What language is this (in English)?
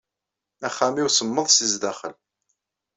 Kabyle